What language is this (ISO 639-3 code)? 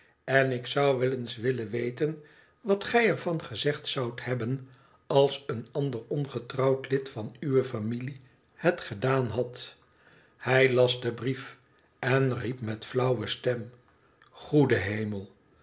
nld